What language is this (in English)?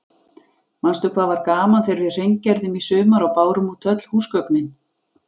Icelandic